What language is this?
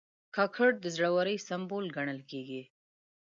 Pashto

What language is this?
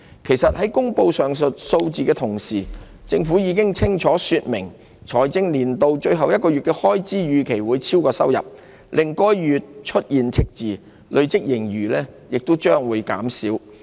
Cantonese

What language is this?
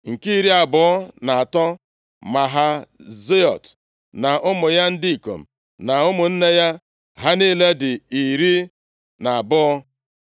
Igbo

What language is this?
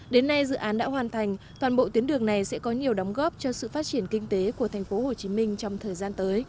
Vietnamese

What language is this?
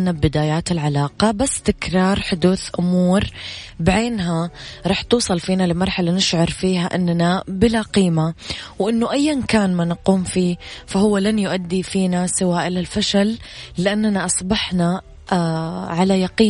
Arabic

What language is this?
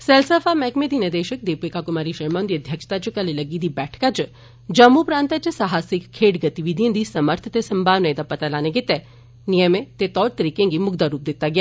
Dogri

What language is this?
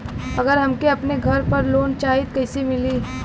Bhojpuri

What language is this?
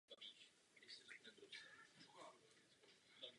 Czech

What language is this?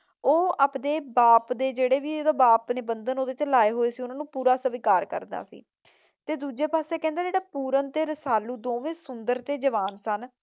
Punjabi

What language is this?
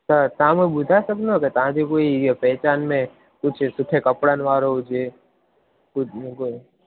Sindhi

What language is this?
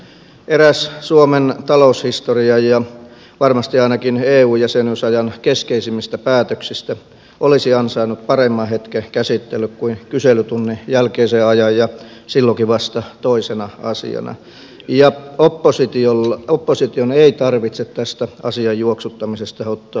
Finnish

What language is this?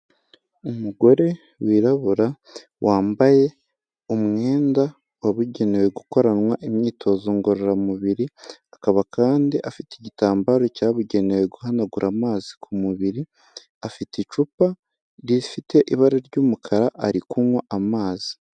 Kinyarwanda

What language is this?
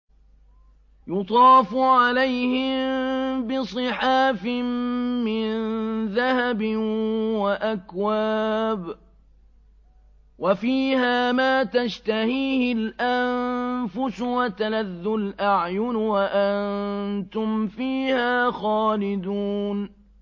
Arabic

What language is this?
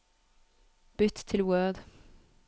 Norwegian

